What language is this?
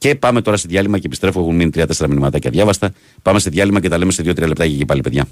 Greek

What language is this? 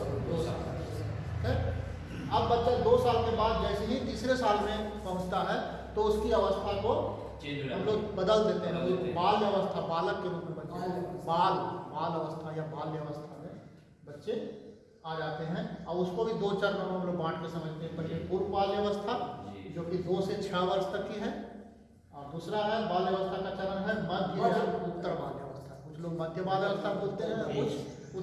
Hindi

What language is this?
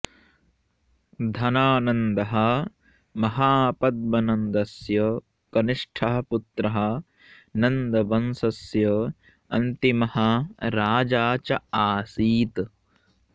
Sanskrit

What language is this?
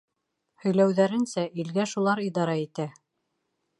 Bashkir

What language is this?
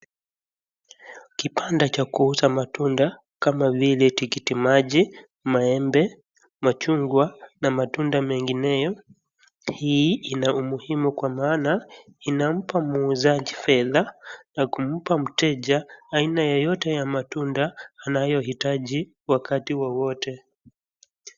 Swahili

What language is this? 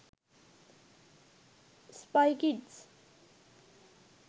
Sinhala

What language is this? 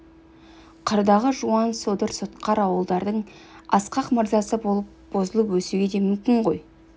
Kazakh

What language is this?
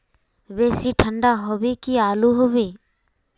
Magahi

